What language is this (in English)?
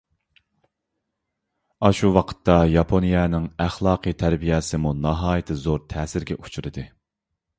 Uyghur